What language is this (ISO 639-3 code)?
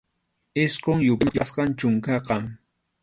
qxu